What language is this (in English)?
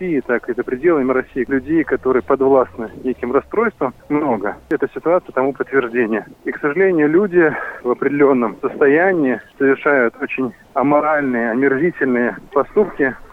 Russian